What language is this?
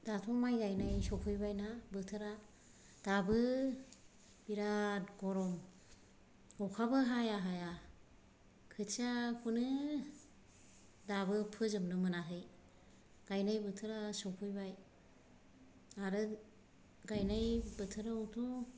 Bodo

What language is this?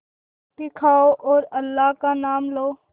Hindi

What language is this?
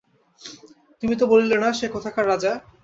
Bangla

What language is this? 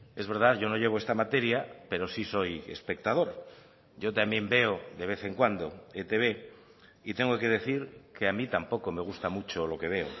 Spanish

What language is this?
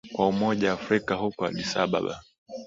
Swahili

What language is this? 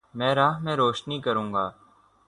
Urdu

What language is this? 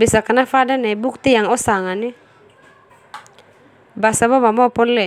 Termanu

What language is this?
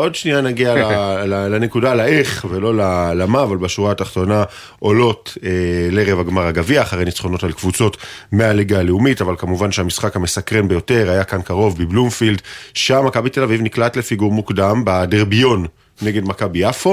Hebrew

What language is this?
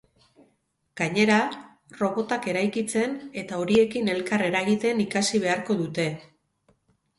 Basque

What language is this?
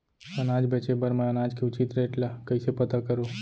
Chhattisgarhi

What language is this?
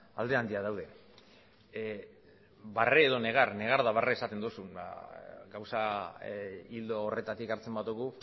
Basque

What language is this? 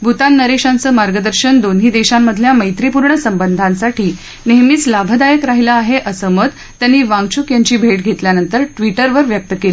Marathi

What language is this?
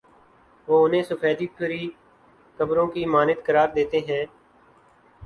Urdu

